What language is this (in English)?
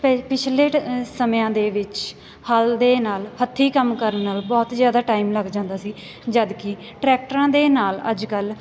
Punjabi